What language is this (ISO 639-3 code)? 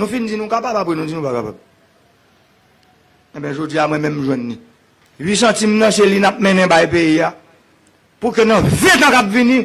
fra